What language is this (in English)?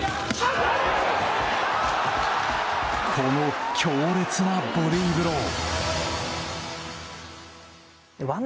Japanese